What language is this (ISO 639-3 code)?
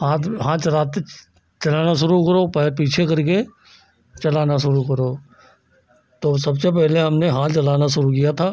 hin